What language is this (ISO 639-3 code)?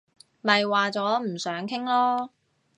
yue